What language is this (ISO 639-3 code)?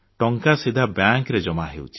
ori